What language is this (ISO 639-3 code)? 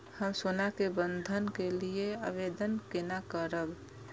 mai